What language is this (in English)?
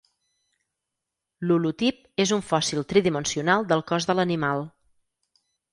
Catalan